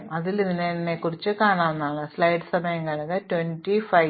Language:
Malayalam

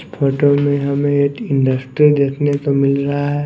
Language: Hindi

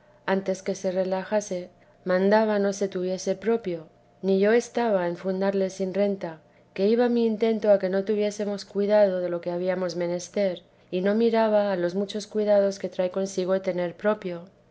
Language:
Spanish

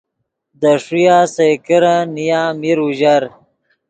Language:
Yidgha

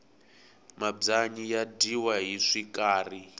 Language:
Tsonga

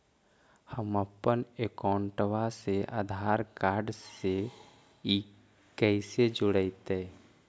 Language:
Magahi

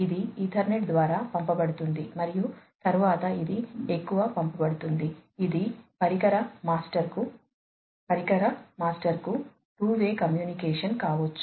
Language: Telugu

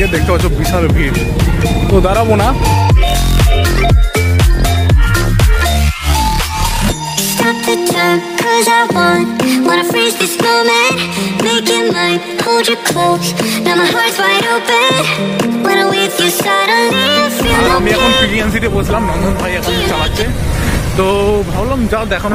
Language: English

